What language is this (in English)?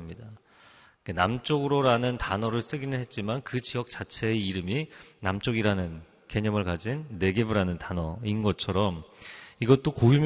Korean